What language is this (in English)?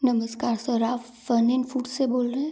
Hindi